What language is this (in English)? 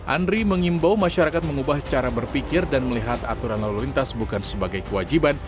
Indonesian